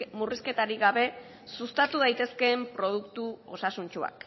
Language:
Basque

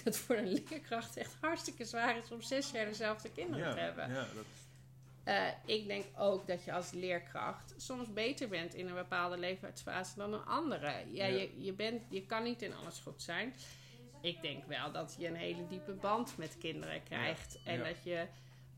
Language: Dutch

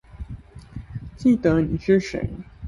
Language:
Chinese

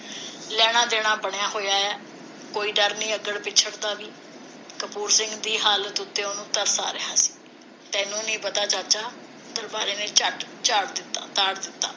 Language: Punjabi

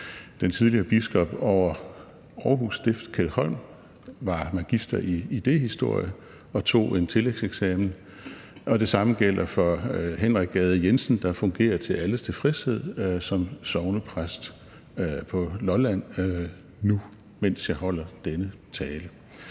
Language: Danish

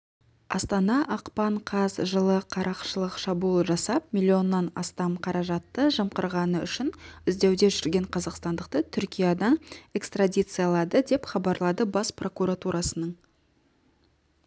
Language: Kazakh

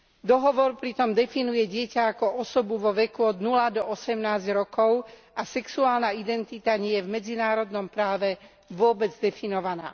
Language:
Slovak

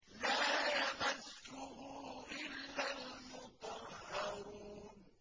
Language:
Arabic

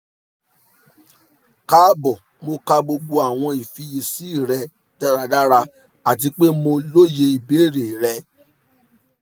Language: Yoruba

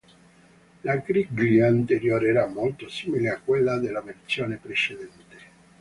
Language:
Italian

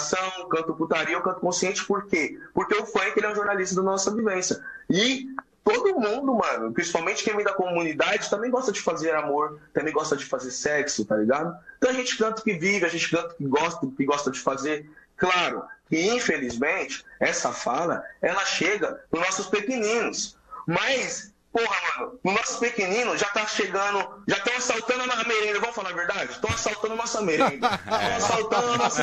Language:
Portuguese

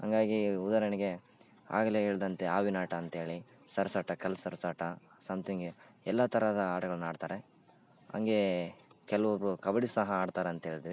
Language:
Kannada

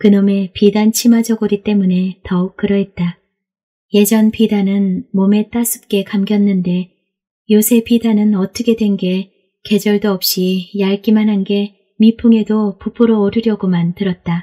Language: Korean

